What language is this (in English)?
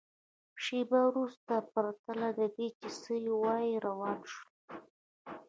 Pashto